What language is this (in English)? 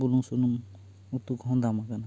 Santali